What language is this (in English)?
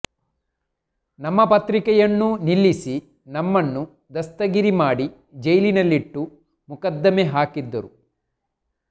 Kannada